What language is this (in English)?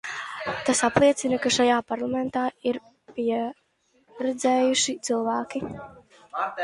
Latvian